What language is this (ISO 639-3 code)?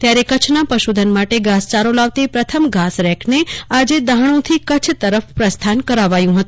guj